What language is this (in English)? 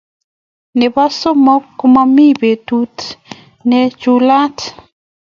Kalenjin